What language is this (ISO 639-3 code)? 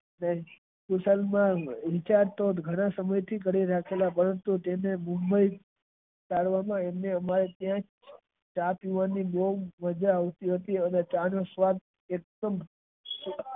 guj